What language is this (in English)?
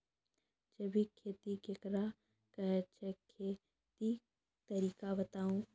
Maithili